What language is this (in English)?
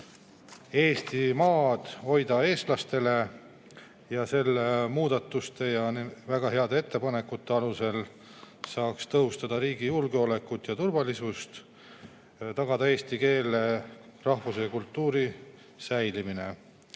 Estonian